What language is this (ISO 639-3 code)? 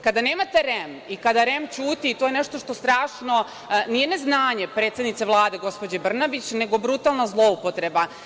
srp